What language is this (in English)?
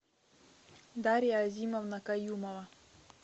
Russian